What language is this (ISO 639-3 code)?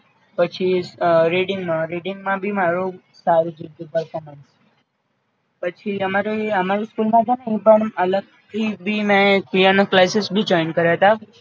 guj